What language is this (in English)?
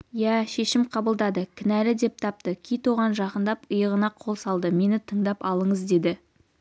Kazakh